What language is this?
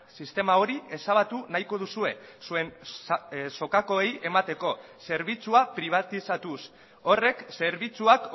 Basque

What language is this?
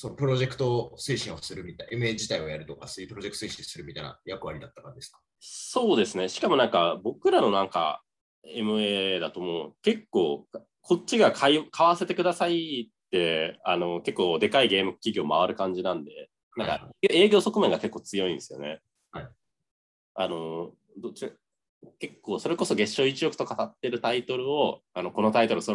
Japanese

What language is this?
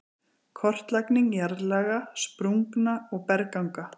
Icelandic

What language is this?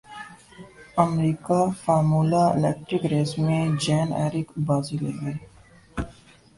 Urdu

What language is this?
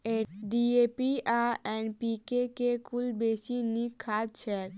Maithili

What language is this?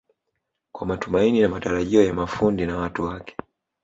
Swahili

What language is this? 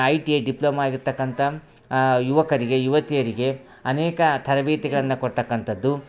Kannada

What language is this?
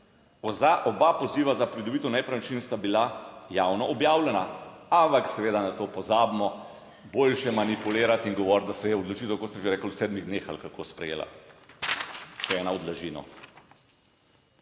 Slovenian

